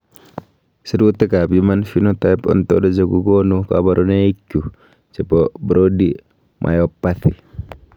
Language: Kalenjin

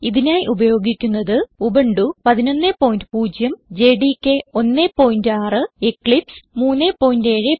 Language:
Malayalam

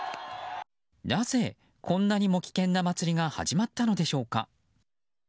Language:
Japanese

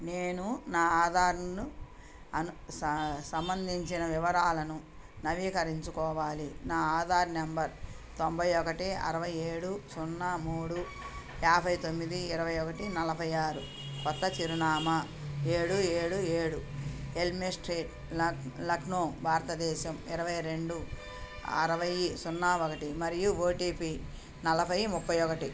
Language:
Telugu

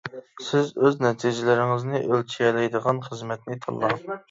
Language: Uyghur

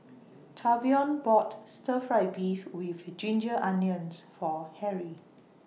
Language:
English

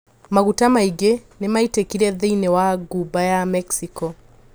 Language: Kikuyu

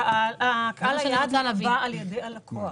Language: Hebrew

